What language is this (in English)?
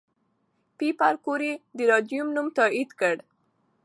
Pashto